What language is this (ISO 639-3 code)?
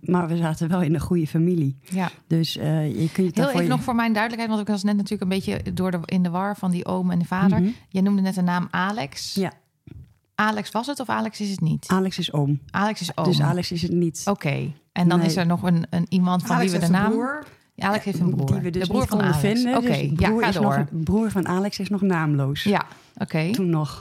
nld